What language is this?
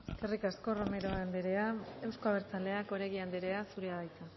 Basque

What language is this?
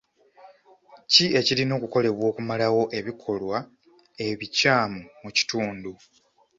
Ganda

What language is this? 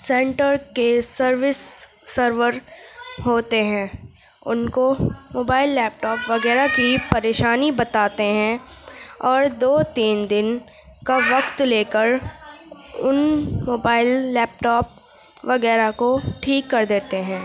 Urdu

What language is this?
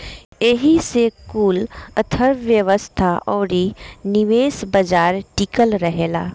Bhojpuri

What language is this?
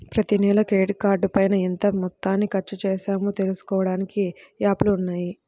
Telugu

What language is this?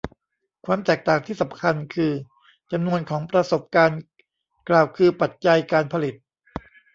Thai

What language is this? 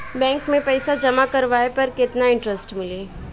Bhojpuri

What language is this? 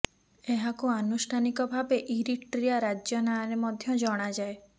Odia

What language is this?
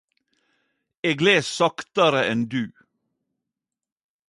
Norwegian Nynorsk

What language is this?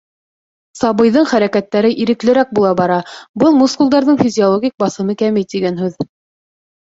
Bashkir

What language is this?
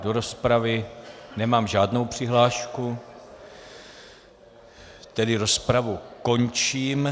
Czech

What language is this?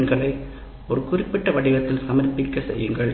Tamil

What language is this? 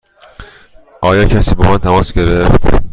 Persian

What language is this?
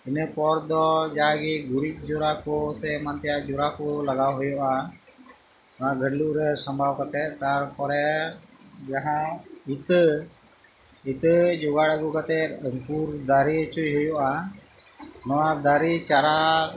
Santali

